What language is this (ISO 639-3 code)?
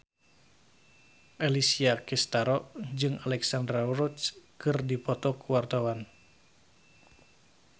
sun